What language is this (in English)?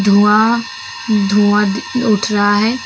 Hindi